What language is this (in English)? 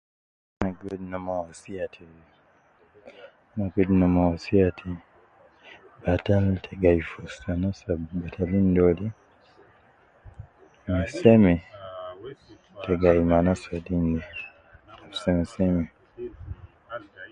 Nubi